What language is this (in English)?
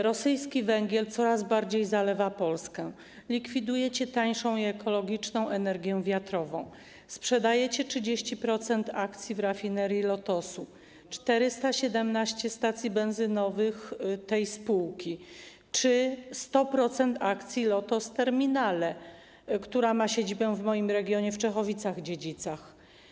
Polish